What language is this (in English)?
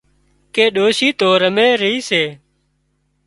Wadiyara Koli